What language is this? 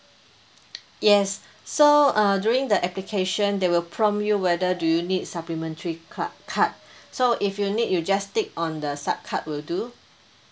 English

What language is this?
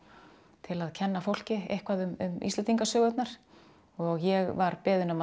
Icelandic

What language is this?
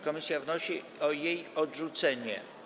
Polish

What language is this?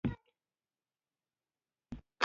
Pashto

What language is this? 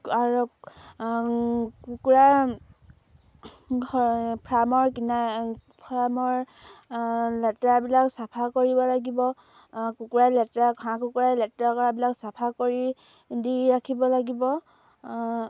Assamese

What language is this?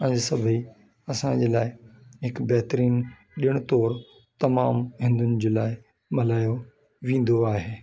Sindhi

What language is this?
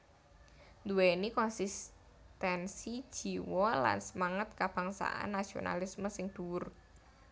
Javanese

